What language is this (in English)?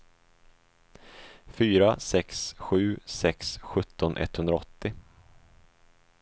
Swedish